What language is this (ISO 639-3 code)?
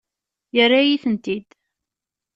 kab